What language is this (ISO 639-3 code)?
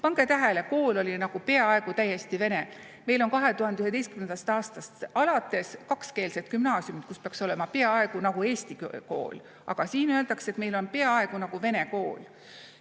est